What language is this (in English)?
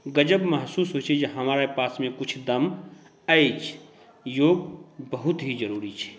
Maithili